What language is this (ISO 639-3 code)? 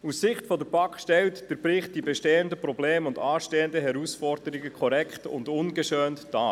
gsw